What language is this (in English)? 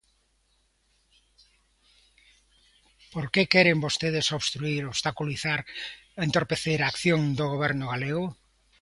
Galician